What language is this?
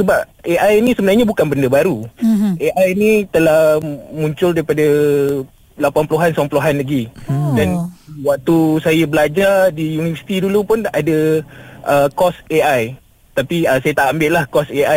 Malay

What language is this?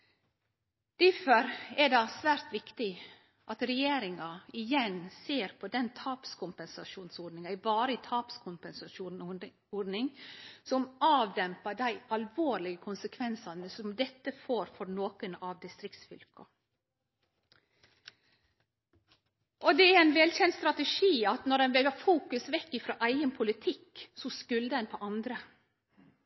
Norwegian Nynorsk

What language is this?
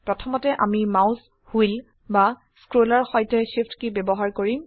Assamese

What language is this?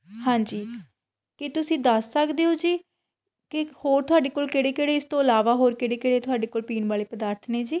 Punjabi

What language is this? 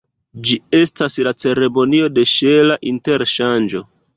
Esperanto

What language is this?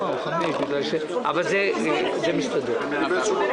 Hebrew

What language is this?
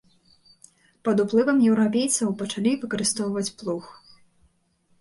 Belarusian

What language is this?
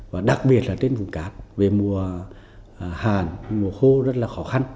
Vietnamese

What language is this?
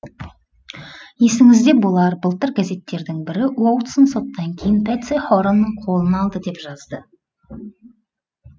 Kazakh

